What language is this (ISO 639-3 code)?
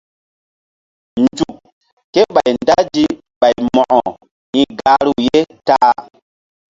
mdd